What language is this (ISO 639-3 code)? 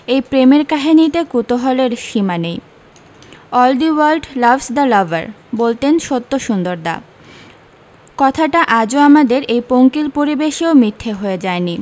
ben